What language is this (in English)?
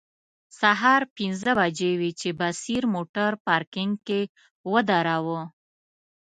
Pashto